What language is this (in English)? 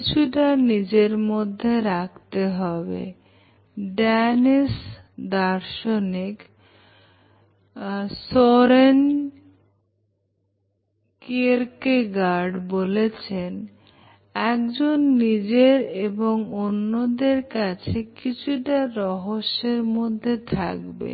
Bangla